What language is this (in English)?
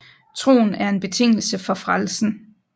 Danish